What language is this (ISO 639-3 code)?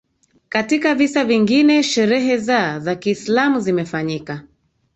swa